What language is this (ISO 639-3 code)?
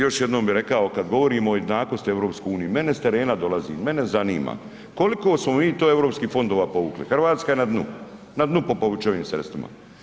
hrv